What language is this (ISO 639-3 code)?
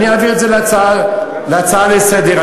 heb